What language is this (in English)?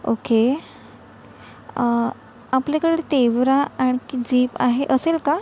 Marathi